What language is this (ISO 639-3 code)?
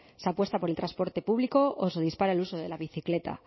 spa